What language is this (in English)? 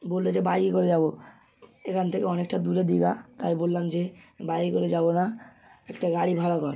Bangla